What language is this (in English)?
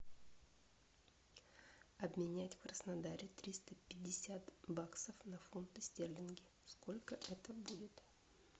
Russian